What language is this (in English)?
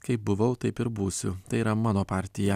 Lithuanian